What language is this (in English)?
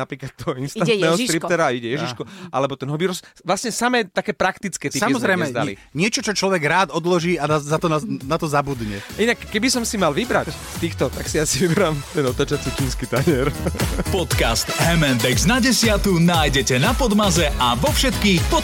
Slovak